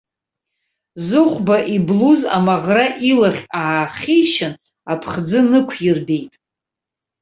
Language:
Abkhazian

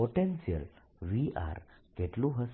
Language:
Gujarati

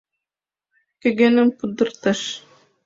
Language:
Mari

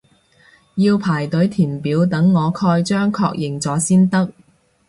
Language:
Cantonese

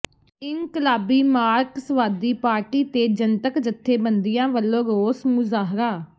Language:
Punjabi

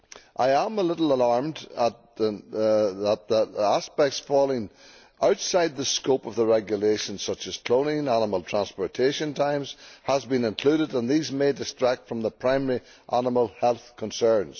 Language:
English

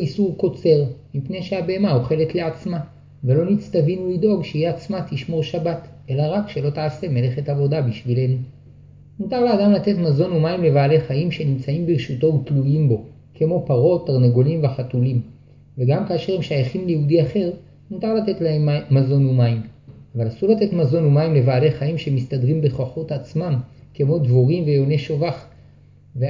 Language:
Hebrew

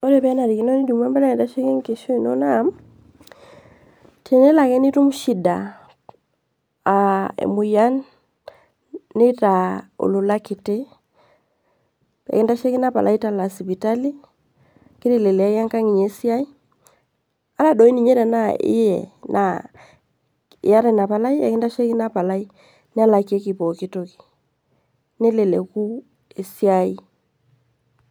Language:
Masai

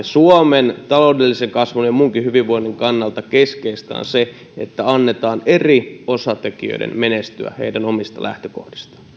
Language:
Finnish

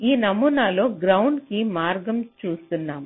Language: Telugu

